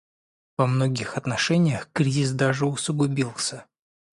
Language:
Russian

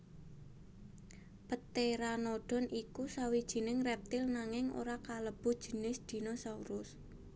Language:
Javanese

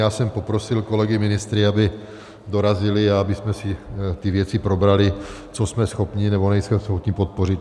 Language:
Czech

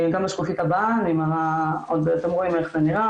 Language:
Hebrew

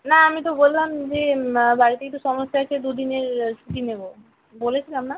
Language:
Bangla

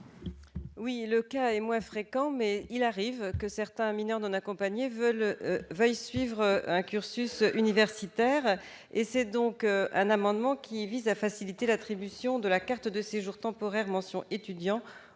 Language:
French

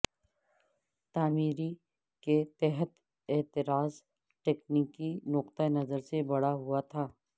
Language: Urdu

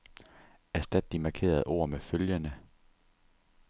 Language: Danish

